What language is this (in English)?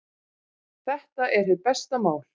Icelandic